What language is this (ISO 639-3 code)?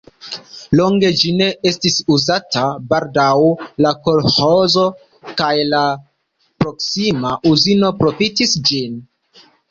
epo